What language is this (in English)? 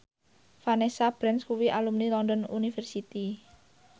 Javanese